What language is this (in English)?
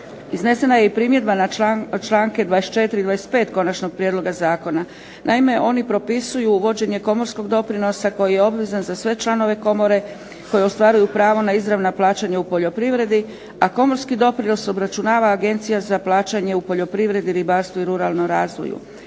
Croatian